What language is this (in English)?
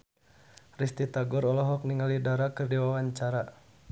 Sundanese